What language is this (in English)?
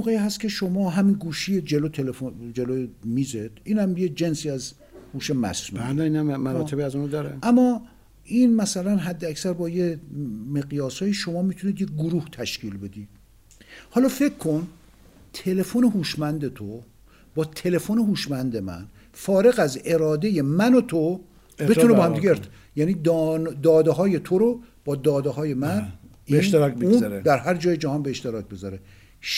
Persian